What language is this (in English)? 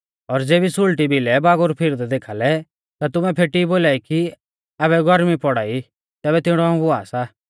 Mahasu Pahari